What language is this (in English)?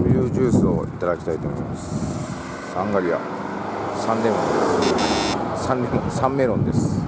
Japanese